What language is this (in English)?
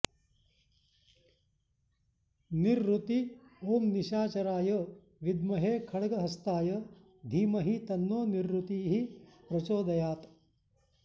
Sanskrit